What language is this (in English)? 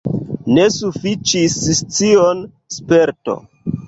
Esperanto